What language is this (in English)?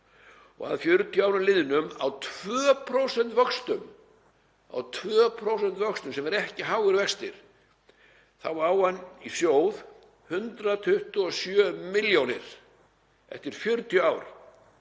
Icelandic